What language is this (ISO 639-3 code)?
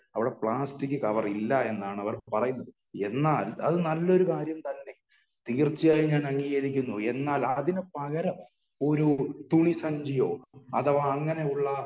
mal